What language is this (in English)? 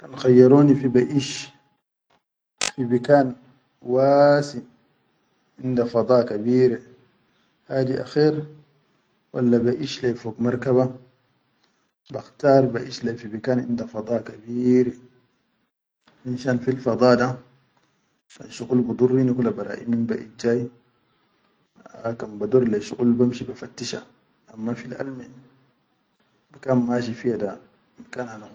Chadian Arabic